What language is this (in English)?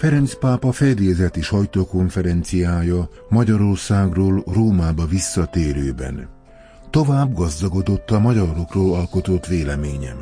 Hungarian